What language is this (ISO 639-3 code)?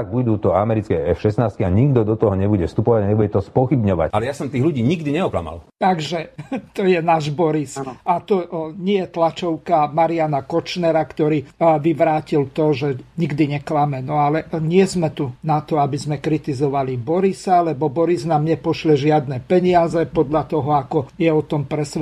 slk